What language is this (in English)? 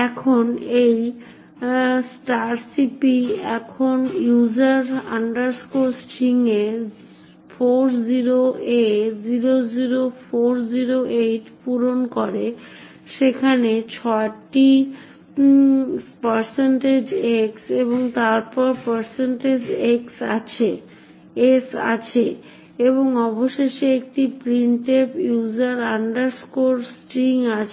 Bangla